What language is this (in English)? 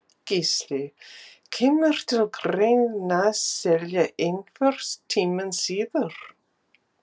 Icelandic